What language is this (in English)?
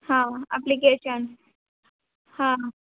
Hindi